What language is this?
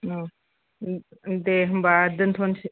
Bodo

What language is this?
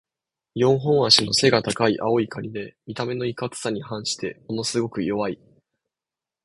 Japanese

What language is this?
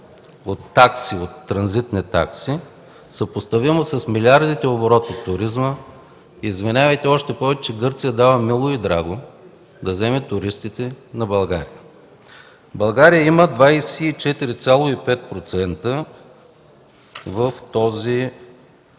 Bulgarian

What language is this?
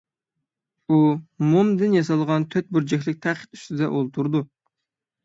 Uyghur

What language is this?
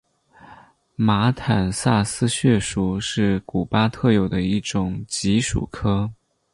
Chinese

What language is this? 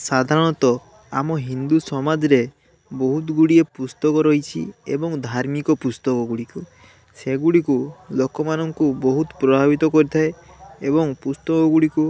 Odia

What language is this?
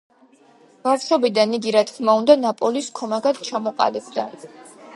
Georgian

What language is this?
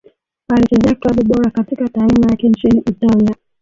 Swahili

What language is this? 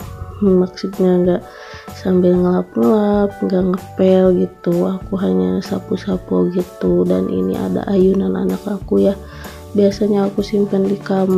Indonesian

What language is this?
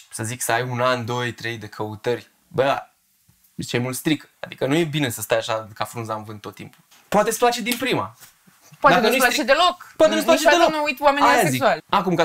Romanian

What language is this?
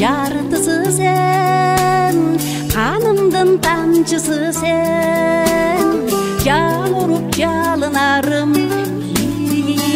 Turkish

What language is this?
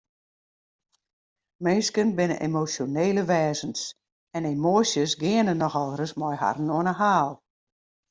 Western Frisian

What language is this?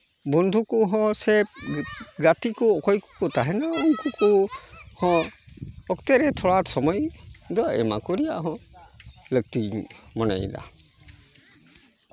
Santali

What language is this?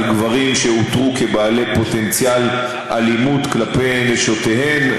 Hebrew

